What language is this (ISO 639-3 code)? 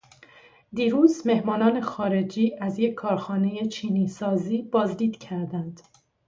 fas